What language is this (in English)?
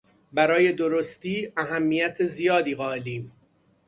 Persian